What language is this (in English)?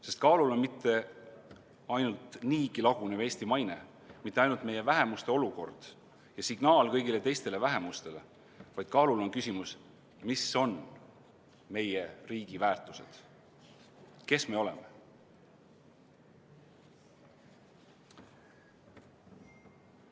Estonian